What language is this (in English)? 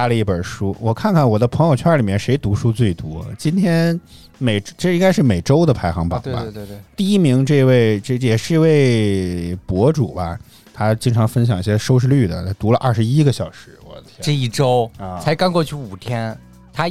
Chinese